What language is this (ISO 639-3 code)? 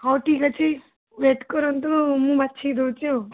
ori